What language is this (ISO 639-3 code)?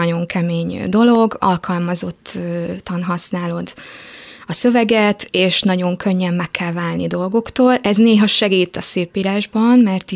hun